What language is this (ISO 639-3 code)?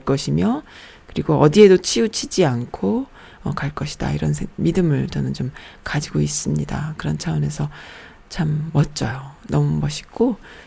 kor